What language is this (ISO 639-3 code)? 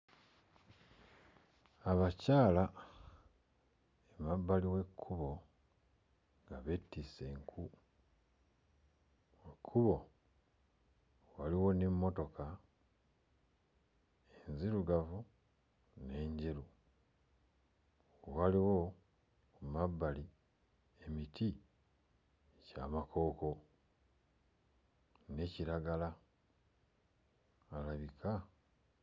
lug